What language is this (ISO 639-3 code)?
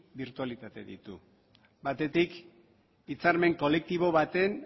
eus